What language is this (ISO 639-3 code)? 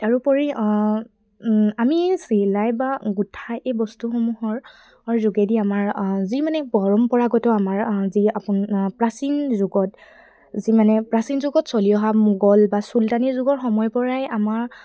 asm